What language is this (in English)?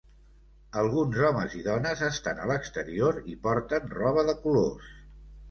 Catalan